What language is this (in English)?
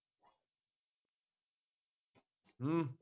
Punjabi